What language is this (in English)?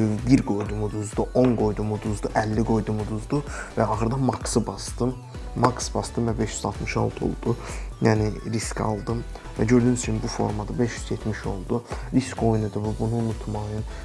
Turkish